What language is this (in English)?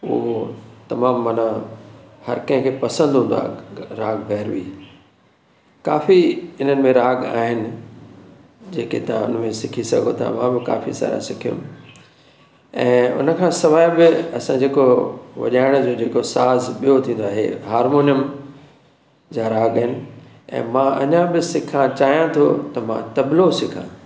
Sindhi